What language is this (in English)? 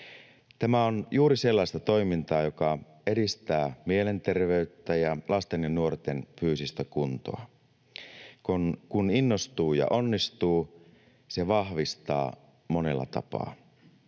Finnish